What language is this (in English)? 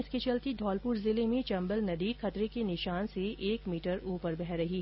Hindi